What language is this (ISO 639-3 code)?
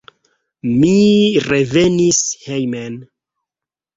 epo